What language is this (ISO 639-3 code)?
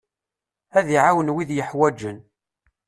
kab